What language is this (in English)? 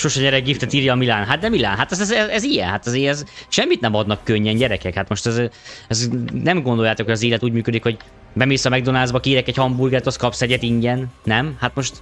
Hungarian